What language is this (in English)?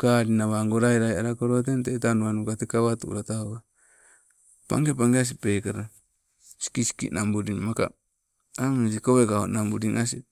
Sibe